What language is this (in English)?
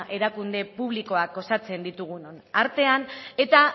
Basque